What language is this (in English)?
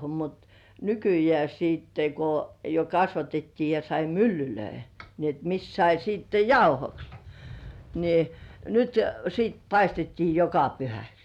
Finnish